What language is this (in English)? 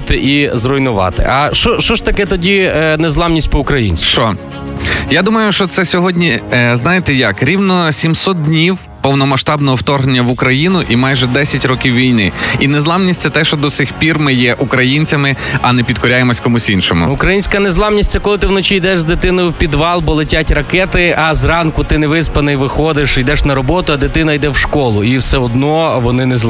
Ukrainian